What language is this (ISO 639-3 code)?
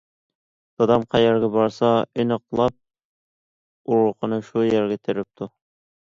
uig